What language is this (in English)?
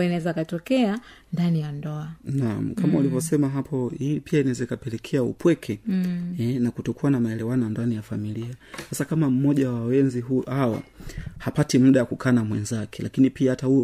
Swahili